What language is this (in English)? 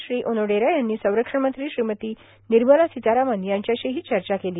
Marathi